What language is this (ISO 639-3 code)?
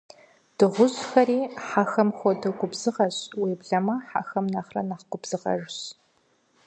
kbd